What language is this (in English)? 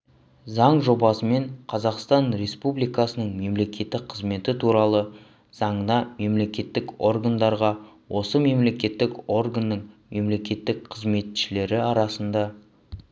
Kazakh